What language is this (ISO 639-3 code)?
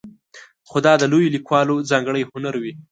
pus